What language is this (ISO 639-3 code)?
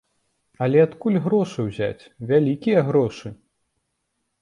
bel